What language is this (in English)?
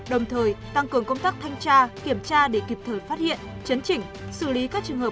Vietnamese